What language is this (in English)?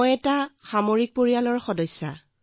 Assamese